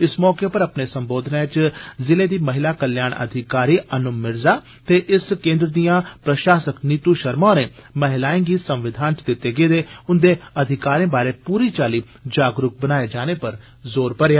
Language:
Dogri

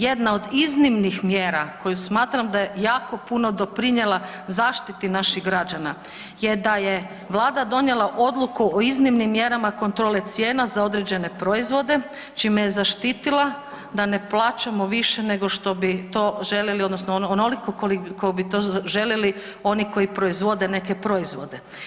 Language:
Croatian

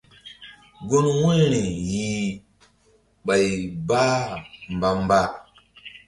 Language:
Mbum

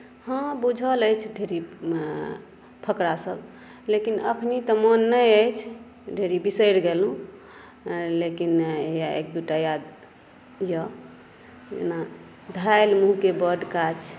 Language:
Maithili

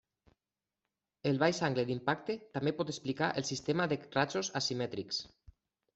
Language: Catalan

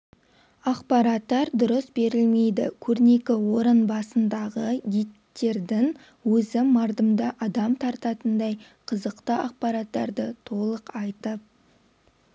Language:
Kazakh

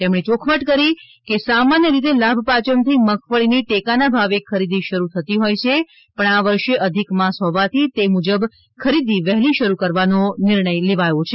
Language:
Gujarati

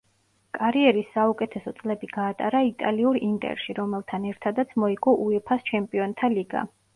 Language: Georgian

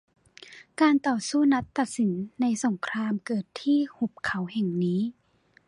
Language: Thai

